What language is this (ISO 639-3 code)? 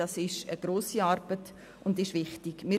gsw